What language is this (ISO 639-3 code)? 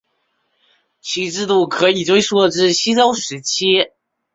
zho